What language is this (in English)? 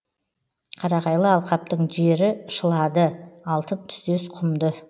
Kazakh